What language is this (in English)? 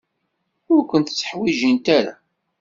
Kabyle